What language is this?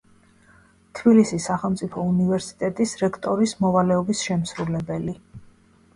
Georgian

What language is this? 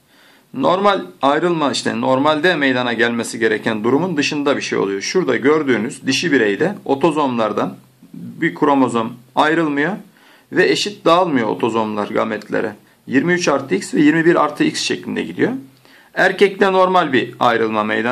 Turkish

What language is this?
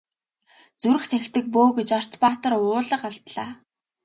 Mongolian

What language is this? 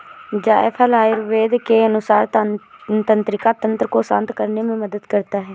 Hindi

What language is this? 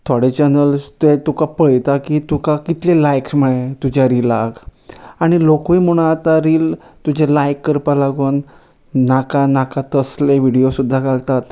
Konkani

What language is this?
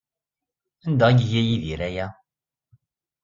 Kabyle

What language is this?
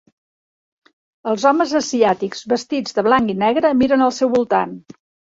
Catalan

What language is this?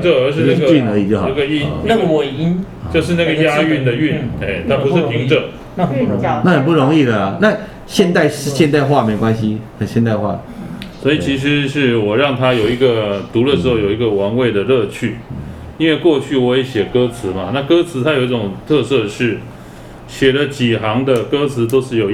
Chinese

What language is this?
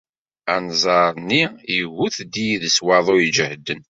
Kabyle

